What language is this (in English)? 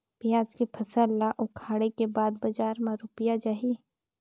Chhattisgarhi